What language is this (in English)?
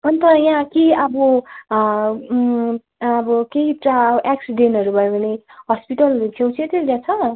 Nepali